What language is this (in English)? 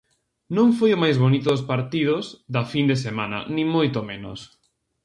Galician